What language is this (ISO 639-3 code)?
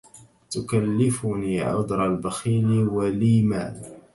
ara